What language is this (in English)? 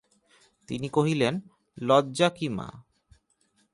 Bangla